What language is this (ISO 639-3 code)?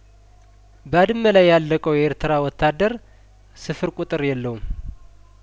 amh